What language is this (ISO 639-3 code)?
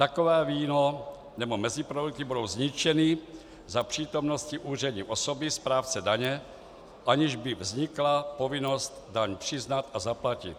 ces